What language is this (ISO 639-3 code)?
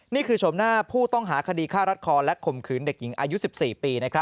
tha